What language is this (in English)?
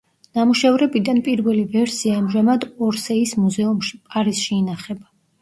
Georgian